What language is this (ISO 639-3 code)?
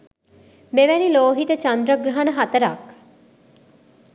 sin